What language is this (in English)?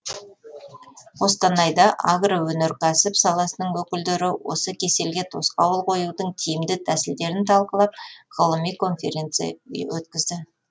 Kazakh